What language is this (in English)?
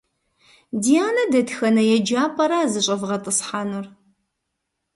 Kabardian